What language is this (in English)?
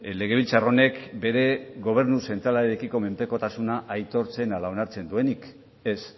Basque